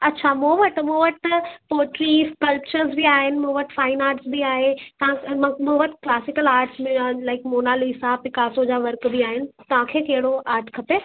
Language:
Sindhi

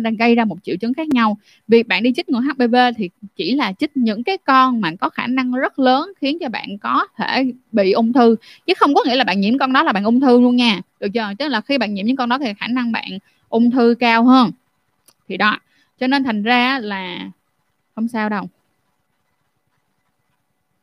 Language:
Vietnamese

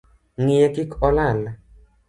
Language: Luo (Kenya and Tanzania)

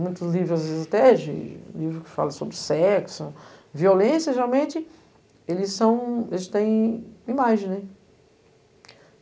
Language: Portuguese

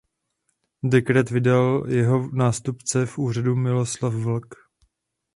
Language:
Czech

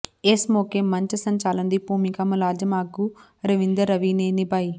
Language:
Punjabi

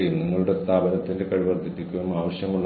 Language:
Malayalam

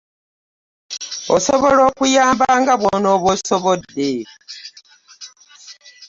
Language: Ganda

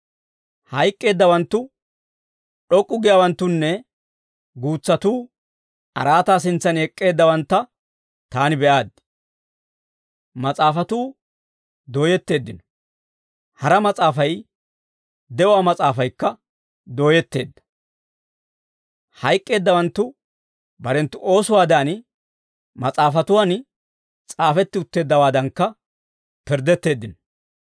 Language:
Dawro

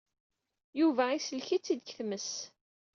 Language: Kabyle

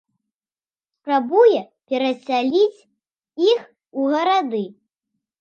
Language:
Belarusian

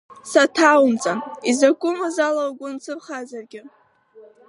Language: Abkhazian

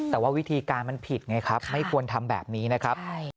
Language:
Thai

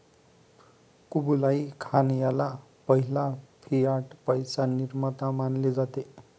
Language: Marathi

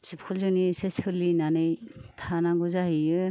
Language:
Bodo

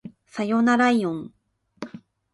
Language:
Japanese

